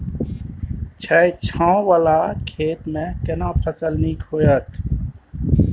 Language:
Maithili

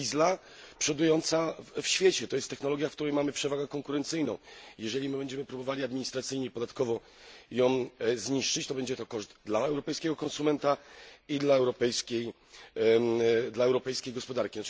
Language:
Polish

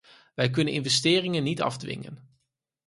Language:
Dutch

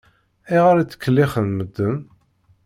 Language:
Kabyle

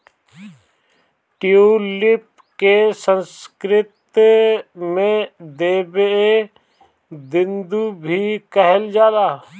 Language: Bhojpuri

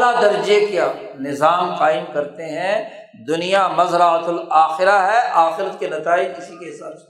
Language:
Urdu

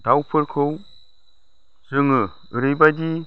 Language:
Bodo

